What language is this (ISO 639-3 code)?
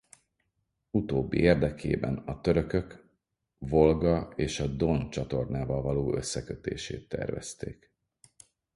hun